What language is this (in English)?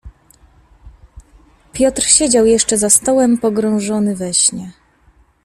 Polish